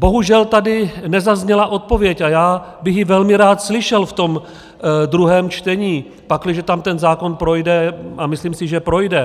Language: Czech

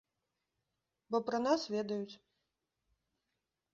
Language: Belarusian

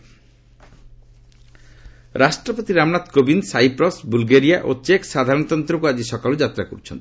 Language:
Odia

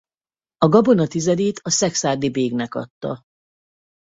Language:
Hungarian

